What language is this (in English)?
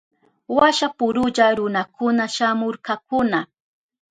Southern Pastaza Quechua